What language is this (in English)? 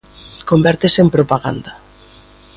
Galician